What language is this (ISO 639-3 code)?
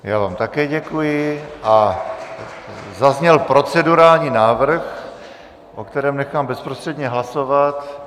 ces